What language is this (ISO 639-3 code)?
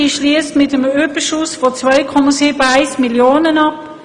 gsw